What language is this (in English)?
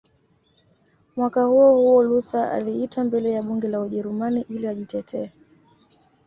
Swahili